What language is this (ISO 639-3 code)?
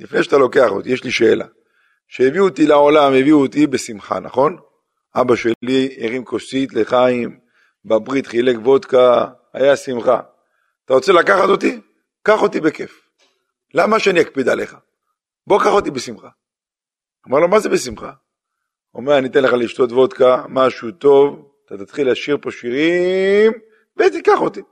heb